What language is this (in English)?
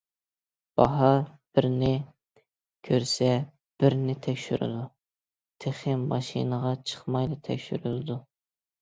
Uyghur